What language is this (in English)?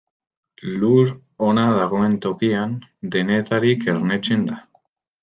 Basque